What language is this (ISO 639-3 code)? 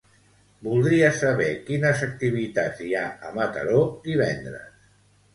cat